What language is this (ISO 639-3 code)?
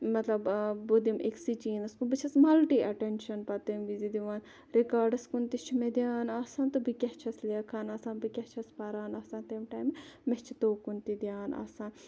kas